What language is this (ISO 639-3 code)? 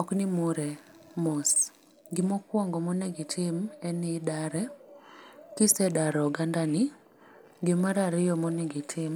luo